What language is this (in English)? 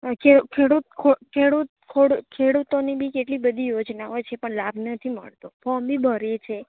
Gujarati